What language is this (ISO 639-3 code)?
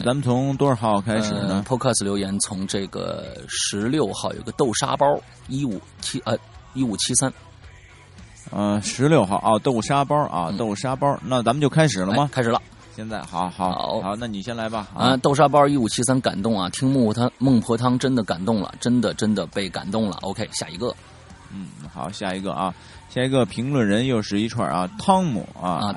zho